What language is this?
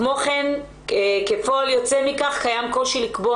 Hebrew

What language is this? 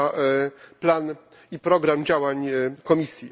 Polish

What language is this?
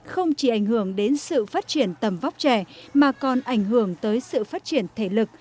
Vietnamese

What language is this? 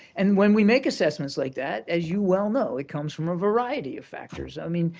English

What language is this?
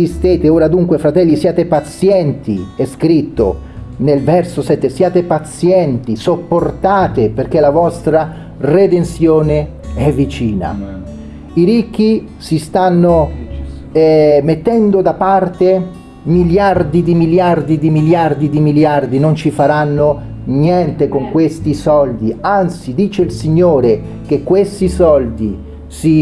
Italian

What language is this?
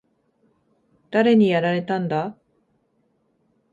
Japanese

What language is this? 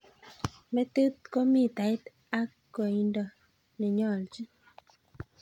Kalenjin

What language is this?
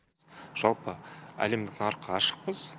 Kazakh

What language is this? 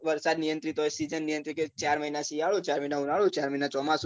Gujarati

